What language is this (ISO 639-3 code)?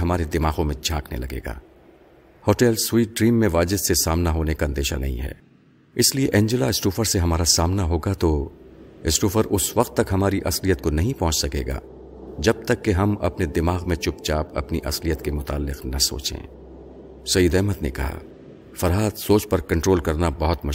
urd